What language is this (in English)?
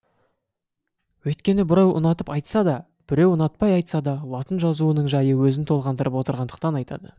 Kazakh